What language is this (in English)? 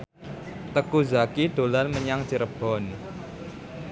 Javanese